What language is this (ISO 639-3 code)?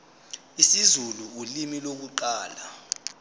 zul